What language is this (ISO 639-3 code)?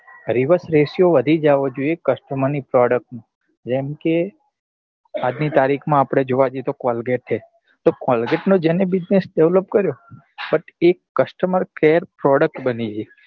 guj